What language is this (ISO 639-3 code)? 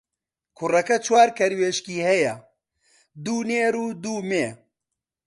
ckb